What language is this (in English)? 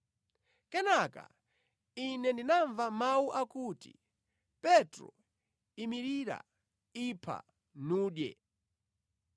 Nyanja